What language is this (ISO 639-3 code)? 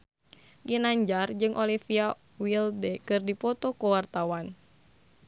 sun